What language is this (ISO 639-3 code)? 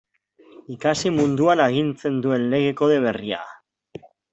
eus